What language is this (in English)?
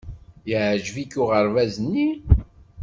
Kabyle